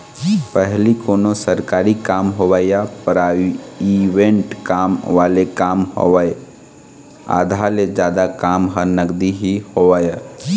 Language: Chhattisgarhi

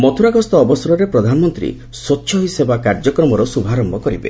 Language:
Odia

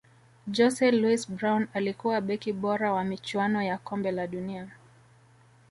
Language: Swahili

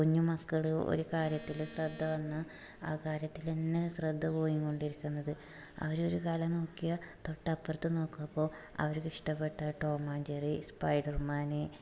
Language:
Malayalam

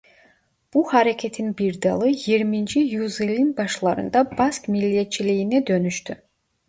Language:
Turkish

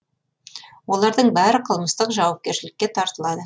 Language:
Kazakh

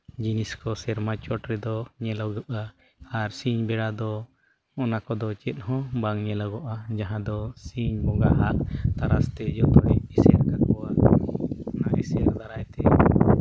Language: Santali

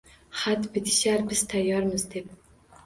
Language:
Uzbek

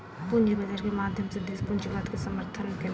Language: Maithili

